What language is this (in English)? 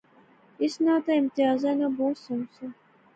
Pahari-Potwari